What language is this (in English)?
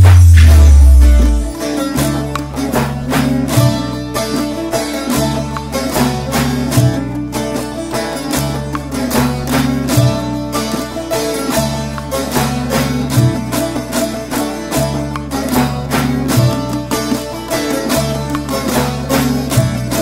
Turkish